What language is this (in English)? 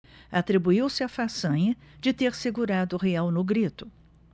Portuguese